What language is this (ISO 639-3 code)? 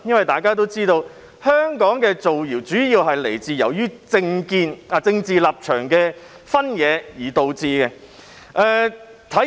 yue